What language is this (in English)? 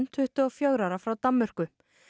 Icelandic